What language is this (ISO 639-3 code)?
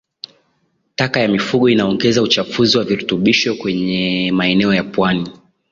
swa